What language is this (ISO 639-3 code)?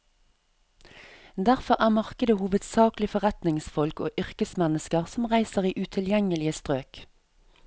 nor